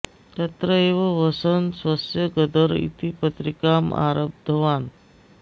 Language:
Sanskrit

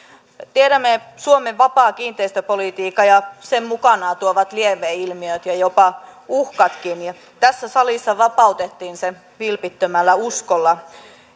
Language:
Finnish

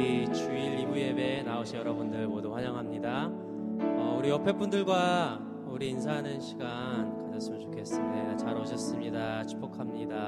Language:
Korean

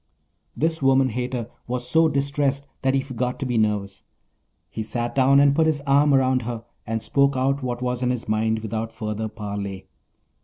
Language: English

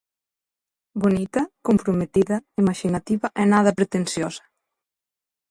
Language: Galician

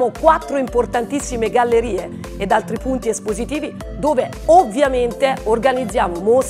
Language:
Italian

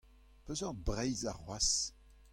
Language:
Breton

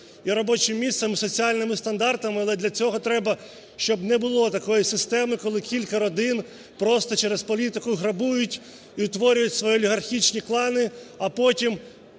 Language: Ukrainian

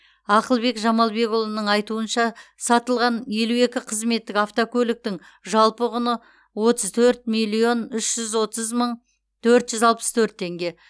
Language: Kazakh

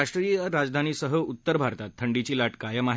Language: Marathi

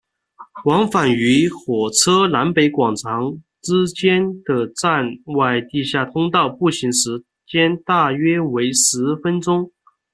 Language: Chinese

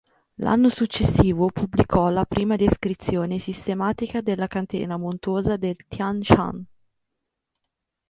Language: Italian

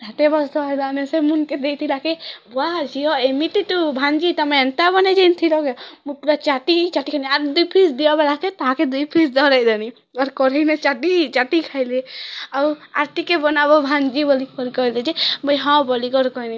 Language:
Odia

